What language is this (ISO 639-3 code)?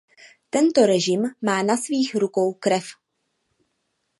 ces